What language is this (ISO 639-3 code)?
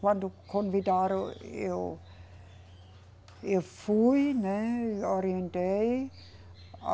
por